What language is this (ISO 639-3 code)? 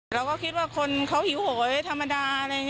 tha